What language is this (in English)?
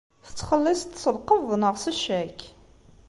Kabyle